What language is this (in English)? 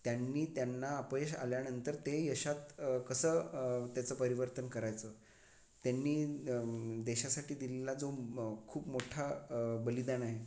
Marathi